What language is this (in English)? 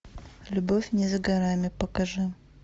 Russian